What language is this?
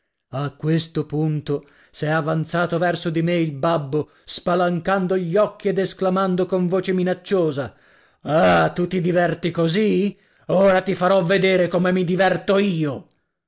Italian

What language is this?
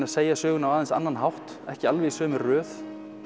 Icelandic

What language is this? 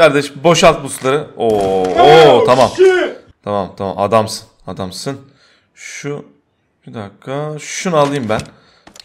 Turkish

